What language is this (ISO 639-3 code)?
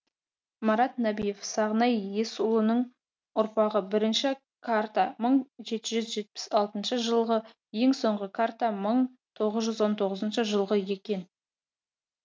kaz